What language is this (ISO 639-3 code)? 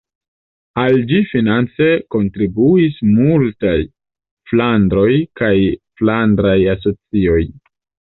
epo